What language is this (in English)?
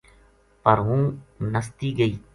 Gujari